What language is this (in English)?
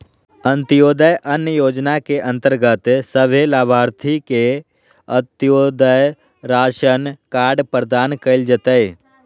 Magahi